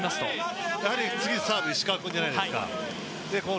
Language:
Japanese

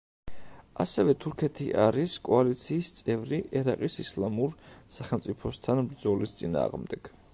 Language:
Georgian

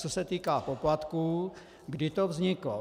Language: Czech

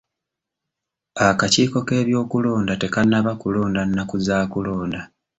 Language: Ganda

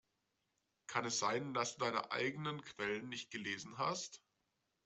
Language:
German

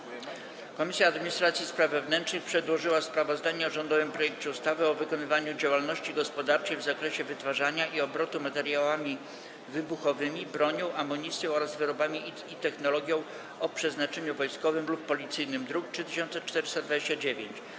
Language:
Polish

